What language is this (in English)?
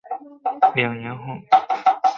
Chinese